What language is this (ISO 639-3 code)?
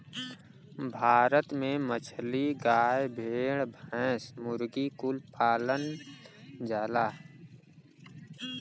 bho